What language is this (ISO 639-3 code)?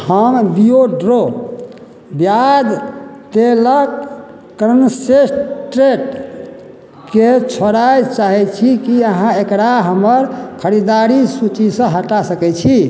mai